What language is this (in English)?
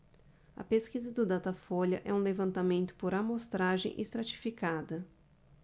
Portuguese